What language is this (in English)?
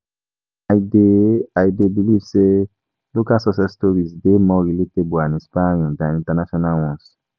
Nigerian Pidgin